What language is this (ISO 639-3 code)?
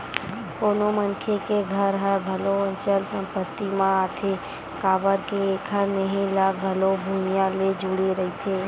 hne